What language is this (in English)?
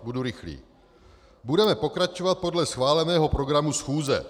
Czech